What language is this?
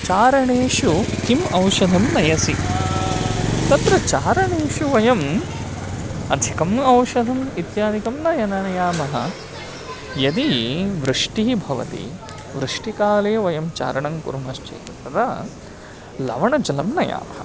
Sanskrit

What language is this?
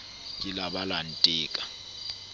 Southern Sotho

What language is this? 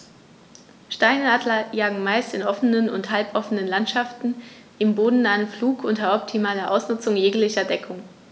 German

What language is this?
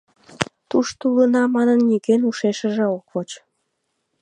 Mari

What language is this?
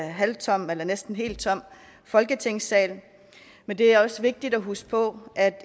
Danish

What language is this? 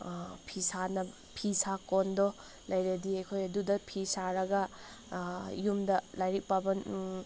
Manipuri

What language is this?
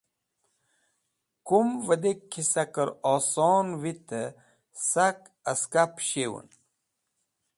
Wakhi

